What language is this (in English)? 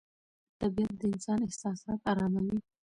Pashto